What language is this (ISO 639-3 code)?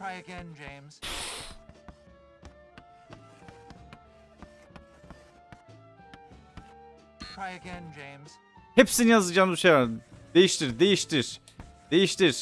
tur